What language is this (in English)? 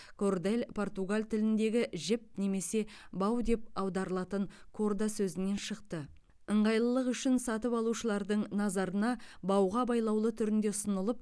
Kazakh